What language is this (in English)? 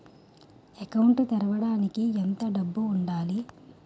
Telugu